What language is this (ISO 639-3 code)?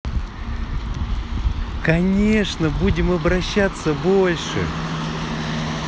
rus